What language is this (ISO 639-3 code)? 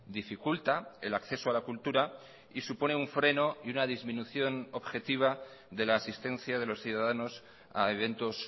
spa